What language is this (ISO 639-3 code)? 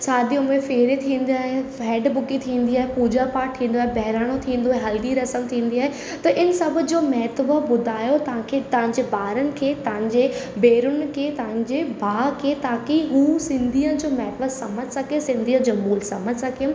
snd